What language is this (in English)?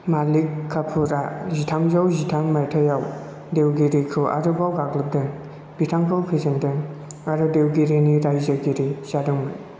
Bodo